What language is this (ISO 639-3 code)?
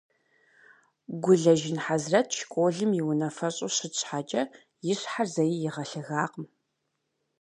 kbd